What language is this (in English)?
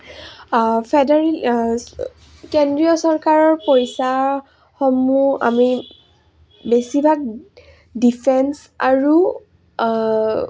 Assamese